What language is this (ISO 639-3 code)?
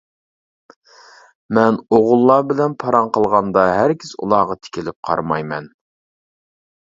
uig